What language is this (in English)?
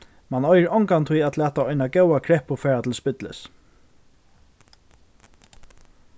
Faroese